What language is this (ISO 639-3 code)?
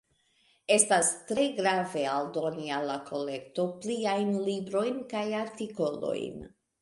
epo